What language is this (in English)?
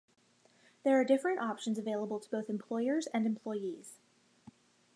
English